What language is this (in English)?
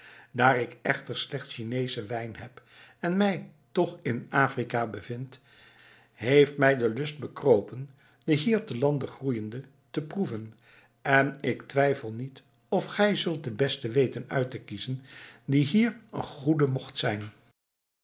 Dutch